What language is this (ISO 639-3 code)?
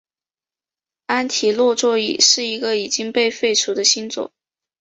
zho